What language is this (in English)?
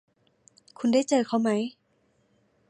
Thai